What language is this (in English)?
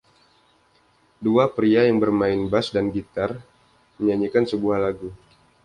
Indonesian